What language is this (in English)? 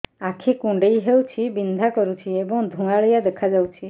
Odia